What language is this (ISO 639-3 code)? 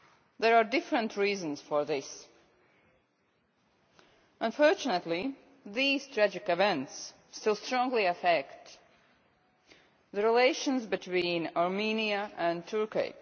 eng